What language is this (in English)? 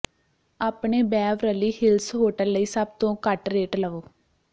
Punjabi